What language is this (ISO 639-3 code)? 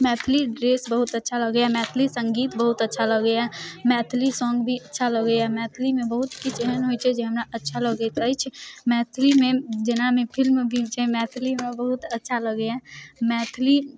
mai